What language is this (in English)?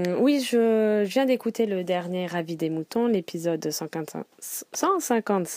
French